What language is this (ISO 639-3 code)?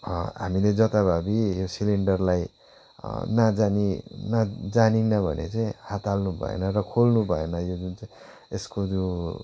nep